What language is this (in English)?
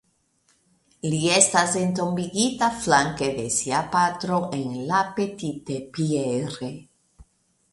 Esperanto